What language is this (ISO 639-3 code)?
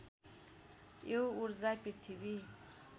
nep